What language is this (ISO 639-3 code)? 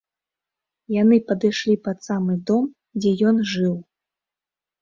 bel